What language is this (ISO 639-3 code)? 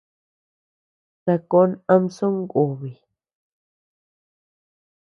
cux